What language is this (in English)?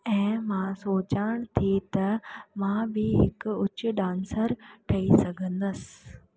Sindhi